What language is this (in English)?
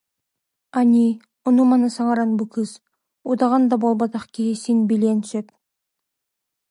Yakut